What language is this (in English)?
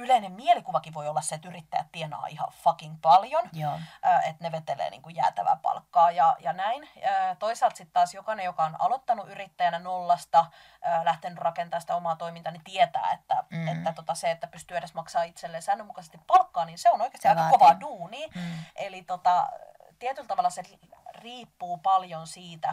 Finnish